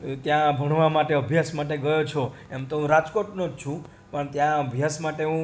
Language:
Gujarati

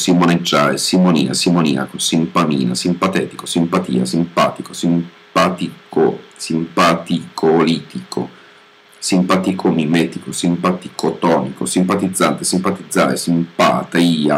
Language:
Italian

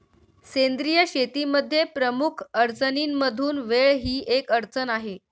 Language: Marathi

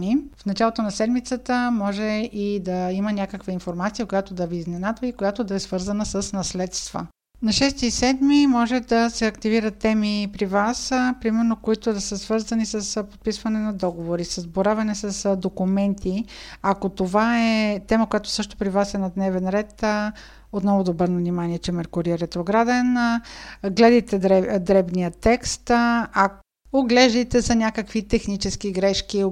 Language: Bulgarian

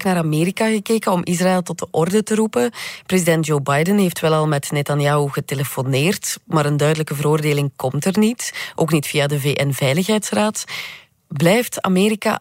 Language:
Dutch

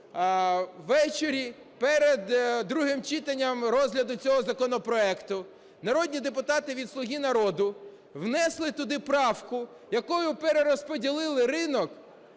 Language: Ukrainian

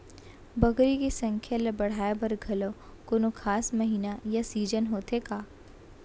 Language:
Chhattisgarhi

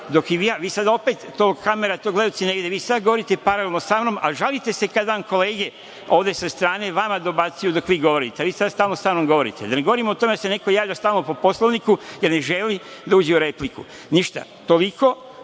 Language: Serbian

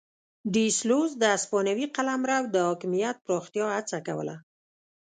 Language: Pashto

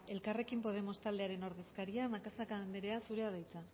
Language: Basque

